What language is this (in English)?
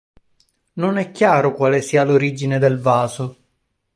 Italian